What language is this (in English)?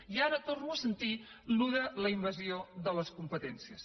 Catalan